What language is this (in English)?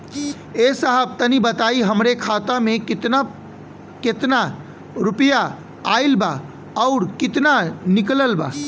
Bhojpuri